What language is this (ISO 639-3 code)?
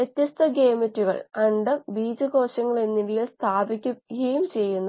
mal